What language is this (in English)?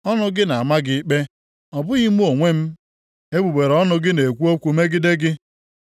Igbo